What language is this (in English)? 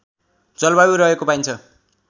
Nepali